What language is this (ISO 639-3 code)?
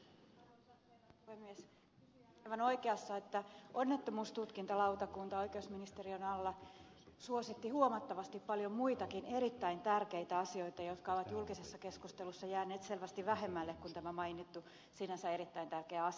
fin